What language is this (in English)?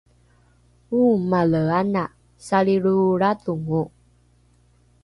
Rukai